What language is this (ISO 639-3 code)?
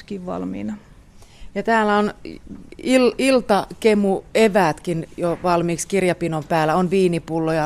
fin